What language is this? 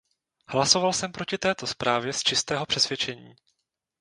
Czech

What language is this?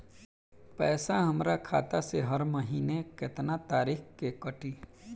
Bhojpuri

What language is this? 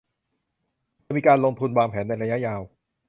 Thai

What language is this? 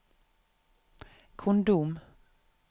Norwegian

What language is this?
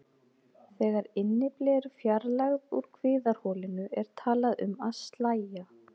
Icelandic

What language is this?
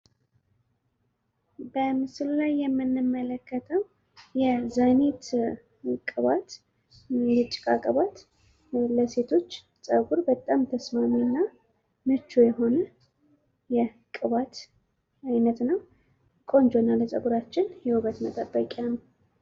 Amharic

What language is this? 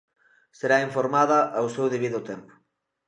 Galician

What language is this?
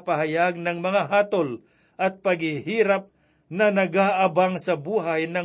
Filipino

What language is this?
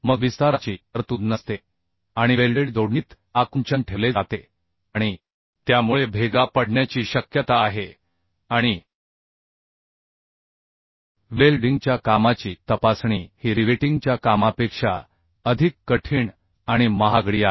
Marathi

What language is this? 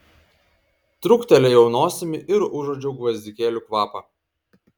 Lithuanian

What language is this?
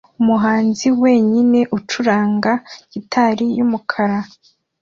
Kinyarwanda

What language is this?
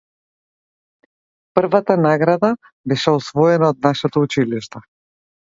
Macedonian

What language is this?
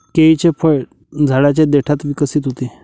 Marathi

